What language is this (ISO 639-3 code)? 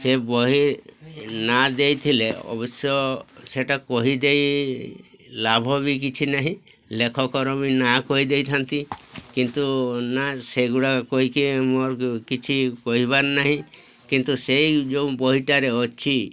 ori